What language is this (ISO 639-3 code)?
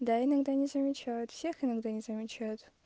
rus